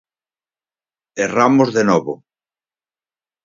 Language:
Galician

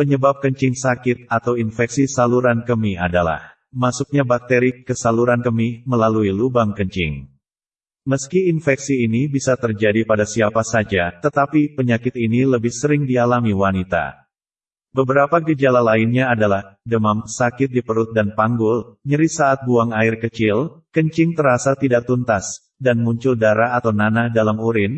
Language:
Indonesian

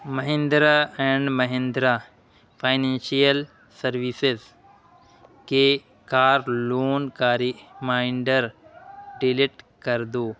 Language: Urdu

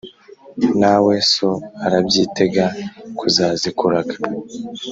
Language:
Kinyarwanda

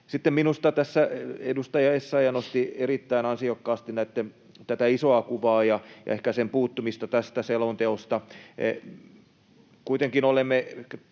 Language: Finnish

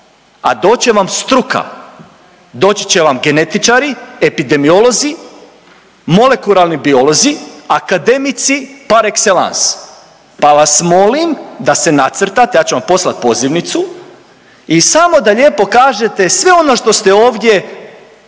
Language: Croatian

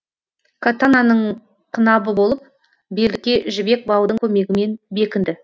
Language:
Kazakh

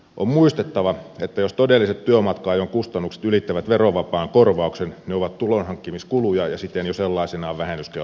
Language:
Finnish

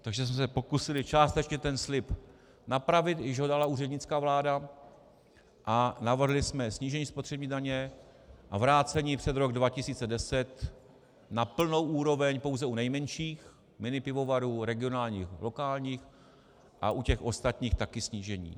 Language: Czech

